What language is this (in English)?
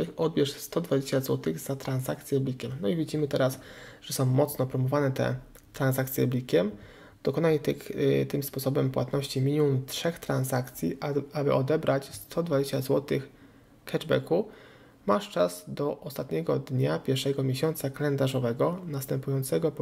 Polish